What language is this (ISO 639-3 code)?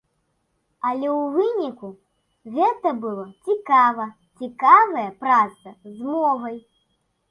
bel